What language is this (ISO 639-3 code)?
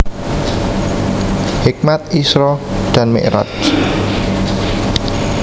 jav